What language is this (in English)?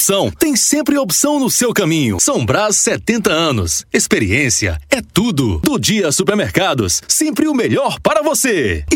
Portuguese